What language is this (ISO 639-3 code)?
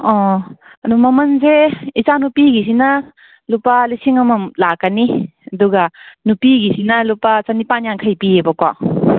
mni